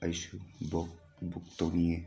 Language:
Manipuri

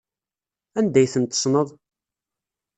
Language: Kabyle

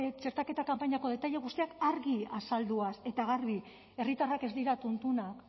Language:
Basque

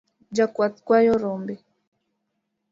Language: Luo (Kenya and Tanzania)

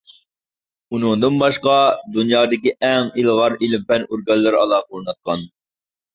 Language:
Uyghur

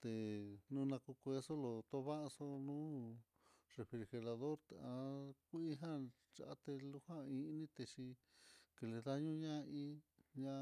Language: Mitlatongo Mixtec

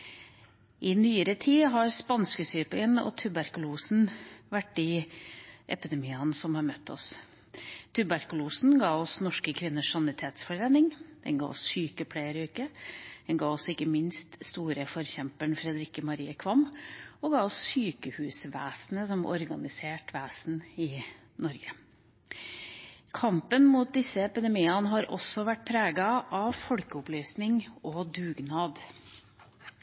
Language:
Norwegian Bokmål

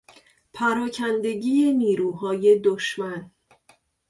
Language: Persian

